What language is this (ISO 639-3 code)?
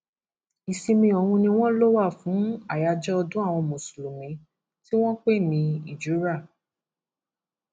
yor